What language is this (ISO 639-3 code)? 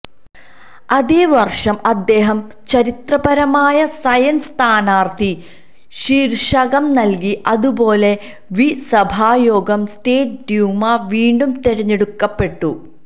mal